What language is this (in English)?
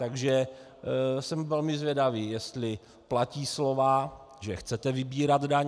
Czech